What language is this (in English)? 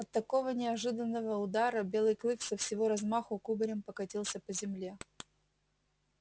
Russian